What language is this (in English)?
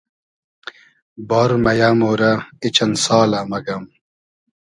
Hazaragi